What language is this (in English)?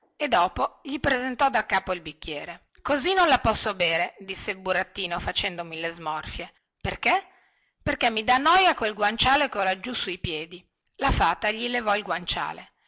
Italian